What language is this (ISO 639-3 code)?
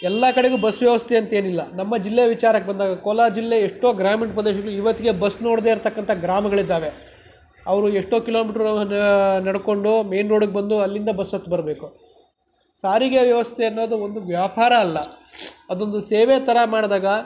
kan